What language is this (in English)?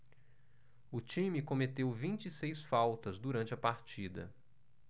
Portuguese